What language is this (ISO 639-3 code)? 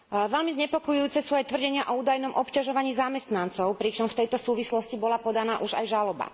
slk